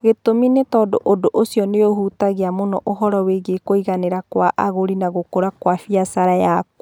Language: Kikuyu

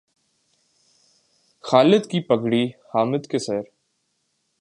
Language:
Urdu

